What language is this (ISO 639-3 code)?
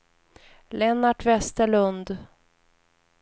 swe